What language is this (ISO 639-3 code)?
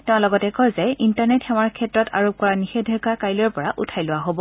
asm